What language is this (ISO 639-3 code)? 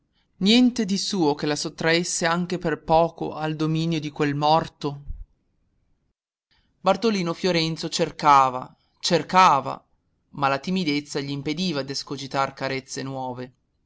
ita